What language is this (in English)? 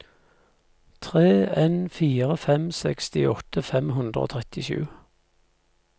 Norwegian